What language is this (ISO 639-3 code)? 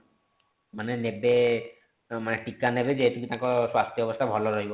ori